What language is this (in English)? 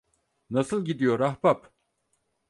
Turkish